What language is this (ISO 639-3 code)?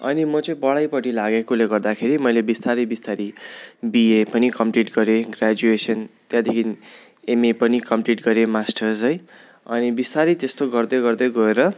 nep